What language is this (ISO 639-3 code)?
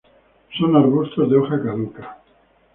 spa